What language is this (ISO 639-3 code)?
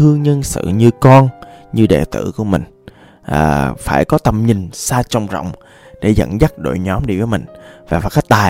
vie